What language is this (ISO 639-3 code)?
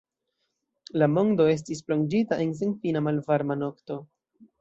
epo